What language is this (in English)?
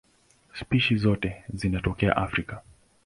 Swahili